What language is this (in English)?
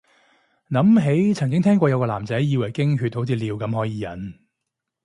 Cantonese